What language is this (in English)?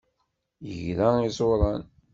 Kabyle